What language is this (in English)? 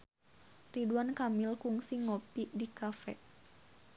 Sundanese